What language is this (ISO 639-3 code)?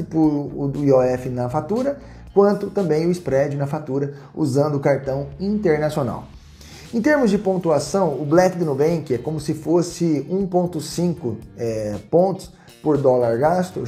por